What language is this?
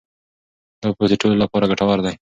Pashto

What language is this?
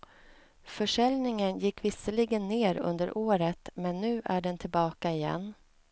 Swedish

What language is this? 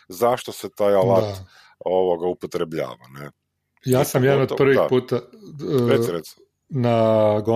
Croatian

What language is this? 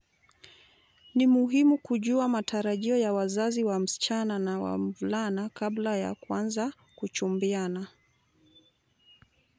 Luo (Kenya and Tanzania)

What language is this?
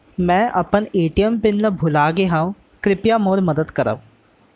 Chhattisgarhi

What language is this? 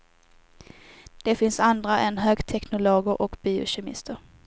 Swedish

